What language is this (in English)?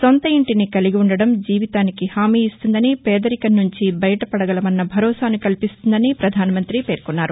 Telugu